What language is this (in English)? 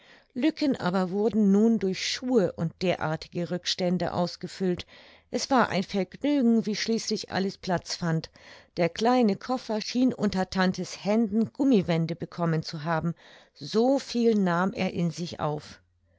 German